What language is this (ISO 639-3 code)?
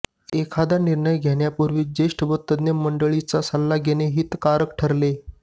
mar